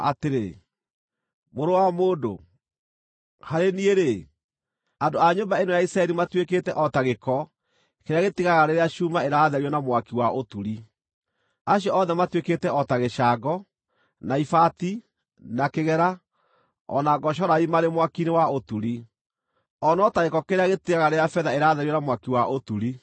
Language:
Kikuyu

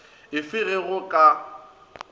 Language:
Northern Sotho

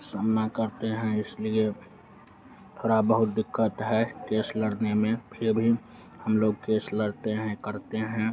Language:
Hindi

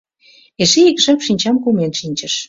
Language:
Mari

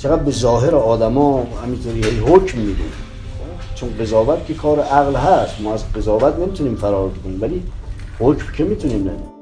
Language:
Persian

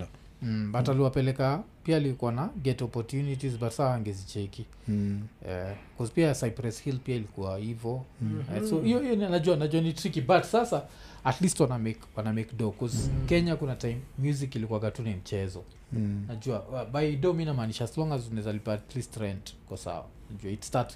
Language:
Swahili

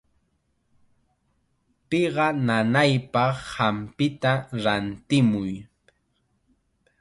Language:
Chiquián Ancash Quechua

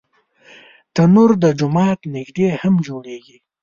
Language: Pashto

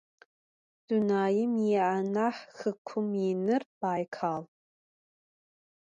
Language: Adyghe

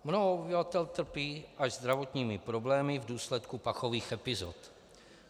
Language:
Czech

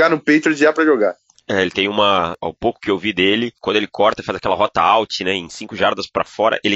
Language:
Portuguese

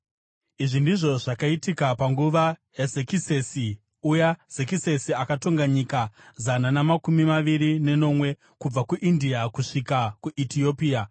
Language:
Shona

